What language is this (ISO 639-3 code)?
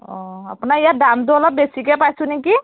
asm